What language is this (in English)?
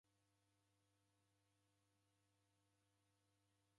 Taita